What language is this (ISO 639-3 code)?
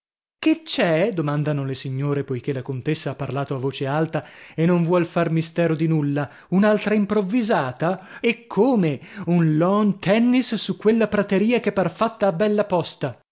ita